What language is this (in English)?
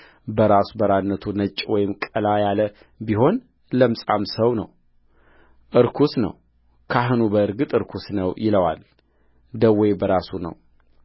Amharic